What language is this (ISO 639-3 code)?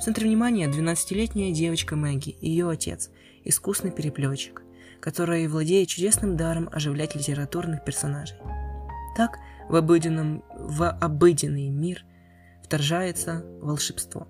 rus